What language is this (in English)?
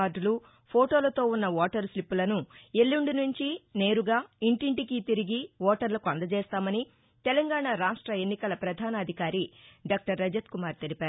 Telugu